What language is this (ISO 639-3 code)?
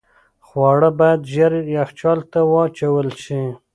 pus